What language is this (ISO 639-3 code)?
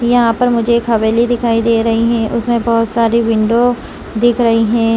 hin